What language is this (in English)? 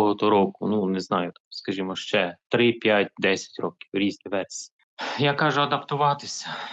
Ukrainian